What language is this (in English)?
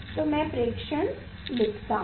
Hindi